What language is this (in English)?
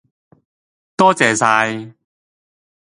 Cantonese